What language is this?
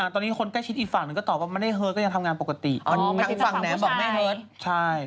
Thai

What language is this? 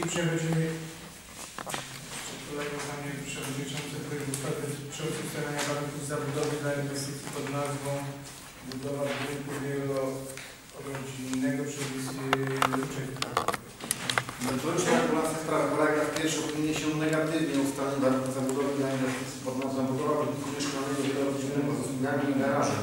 Polish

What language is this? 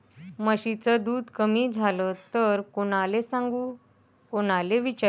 Marathi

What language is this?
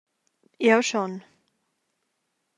Romansh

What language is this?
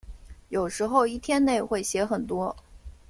Chinese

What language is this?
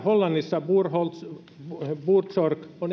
Finnish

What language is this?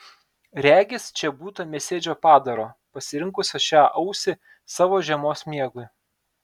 Lithuanian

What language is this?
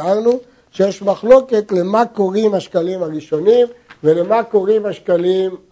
Hebrew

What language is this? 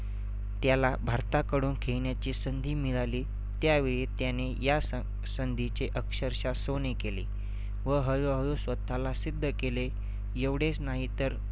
Marathi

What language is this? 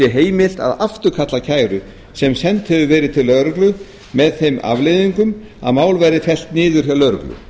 Icelandic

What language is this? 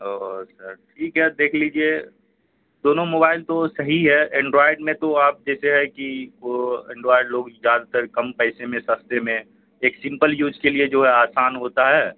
Urdu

